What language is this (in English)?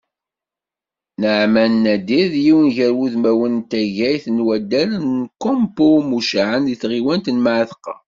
Kabyle